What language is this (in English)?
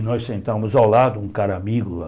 Portuguese